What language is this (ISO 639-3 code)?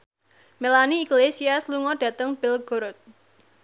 jav